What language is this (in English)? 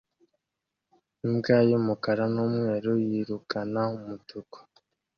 Kinyarwanda